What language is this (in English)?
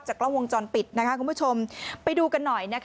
Thai